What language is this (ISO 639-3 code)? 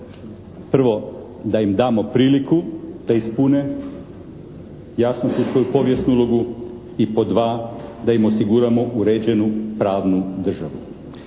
hrv